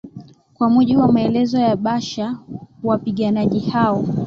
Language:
Swahili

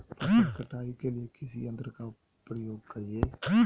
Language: Magahi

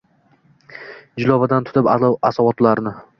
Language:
Uzbek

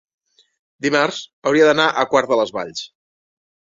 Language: Catalan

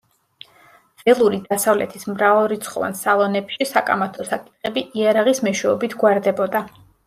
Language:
Georgian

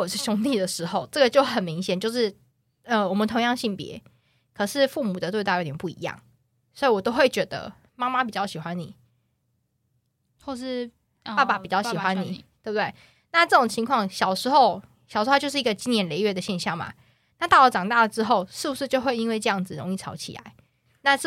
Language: Chinese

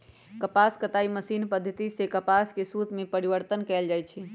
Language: Magahi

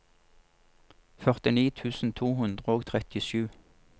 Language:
Norwegian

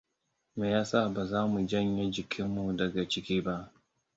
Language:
Hausa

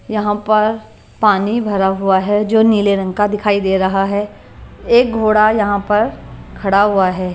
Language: Hindi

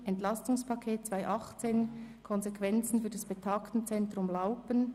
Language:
Swiss German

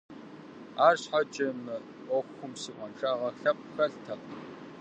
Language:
Kabardian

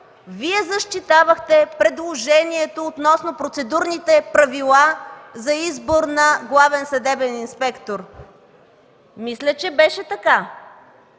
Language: Bulgarian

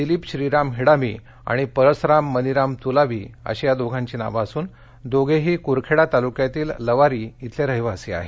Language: Marathi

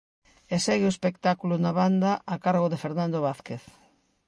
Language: Galician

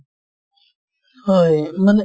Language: Assamese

